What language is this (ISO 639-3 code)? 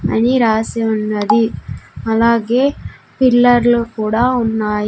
tel